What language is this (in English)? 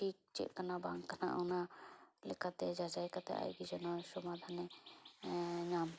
Santali